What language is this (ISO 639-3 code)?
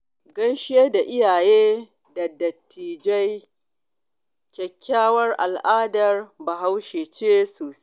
hau